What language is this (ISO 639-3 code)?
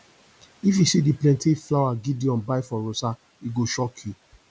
pcm